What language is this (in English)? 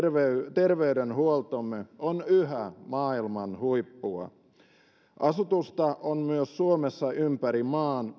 Finnish